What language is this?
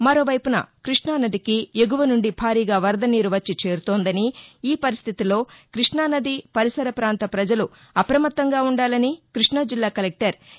Telugu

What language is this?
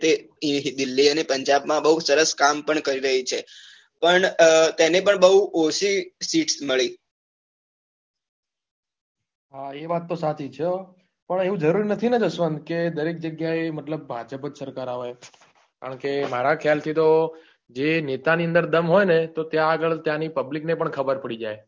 Gujarati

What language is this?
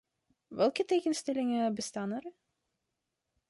Dutch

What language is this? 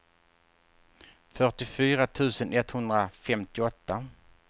Swedish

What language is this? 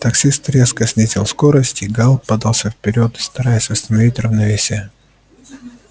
Russian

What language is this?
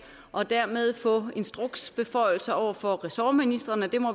Danish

